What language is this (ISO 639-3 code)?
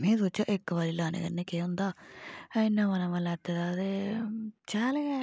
doi